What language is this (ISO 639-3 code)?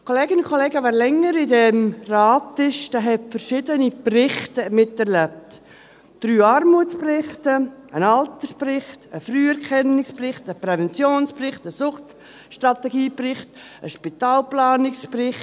gsw